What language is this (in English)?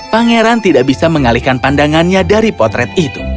Indonesian